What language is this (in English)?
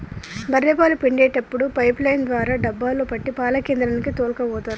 Telugu